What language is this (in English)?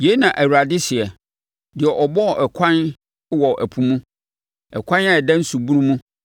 Akan